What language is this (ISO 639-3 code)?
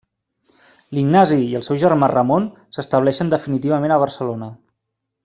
cat